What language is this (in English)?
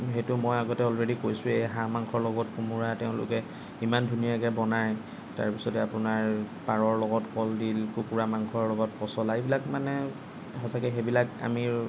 Assamese